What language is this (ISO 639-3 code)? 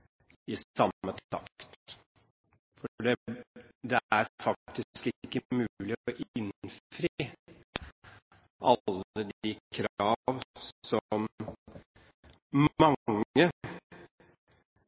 nob